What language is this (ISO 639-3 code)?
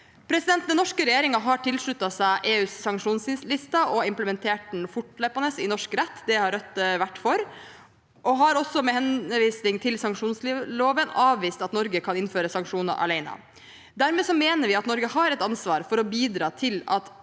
nor